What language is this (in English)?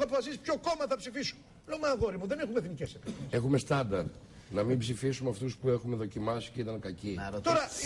Greek